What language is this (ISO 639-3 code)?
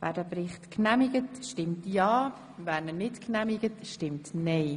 gsw